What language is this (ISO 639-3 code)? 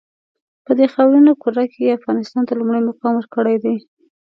pus